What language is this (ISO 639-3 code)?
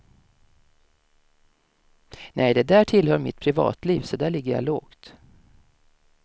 swe